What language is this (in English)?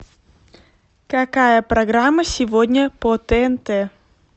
Russian